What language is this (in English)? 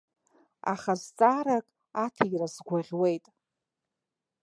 Abkhazian